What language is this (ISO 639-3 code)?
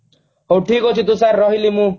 ori